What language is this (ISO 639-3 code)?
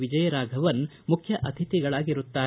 kan